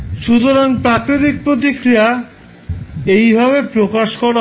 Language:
Bangla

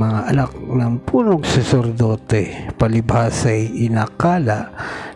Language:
Filipino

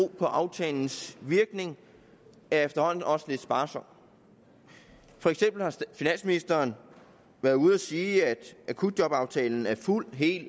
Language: Danish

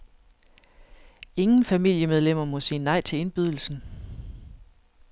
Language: Danish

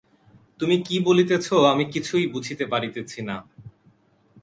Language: Bangla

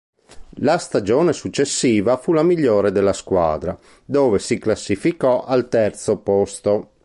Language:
Italian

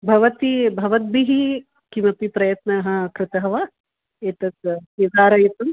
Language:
Sanskrit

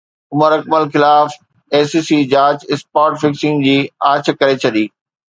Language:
Sindhi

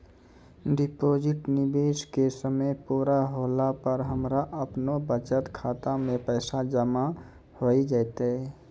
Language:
Maithili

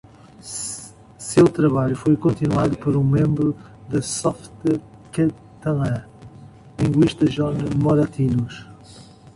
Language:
Portuguese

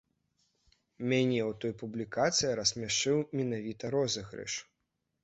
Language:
Belarusian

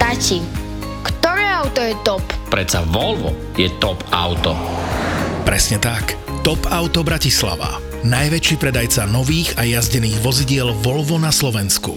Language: Slovak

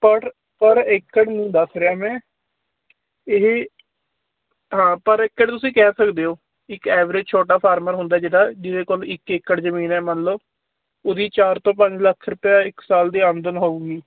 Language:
Punjabi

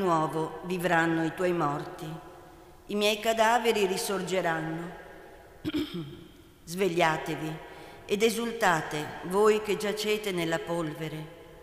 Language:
Italian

